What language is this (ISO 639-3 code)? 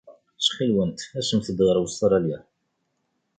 kab